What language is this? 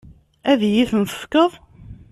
Kabyle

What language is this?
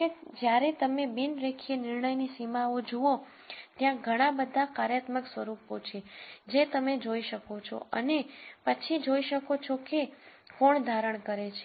Gujarati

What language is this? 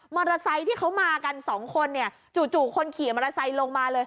Thai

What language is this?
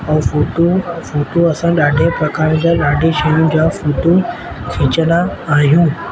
Sindhi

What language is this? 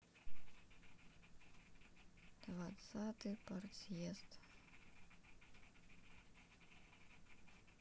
Russian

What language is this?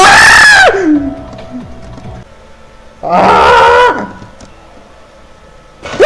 Portuguese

